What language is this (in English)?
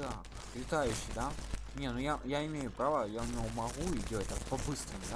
Russian